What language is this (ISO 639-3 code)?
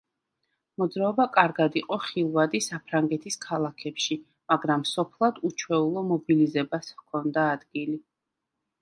kat